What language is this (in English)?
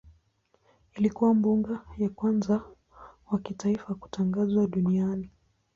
Swahili